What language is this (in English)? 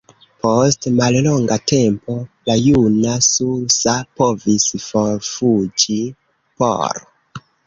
Esperanto